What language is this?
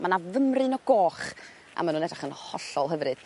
Welsh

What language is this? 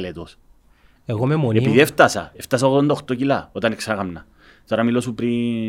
Greek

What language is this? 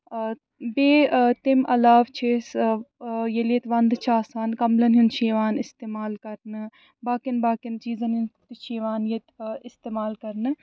Kashmiri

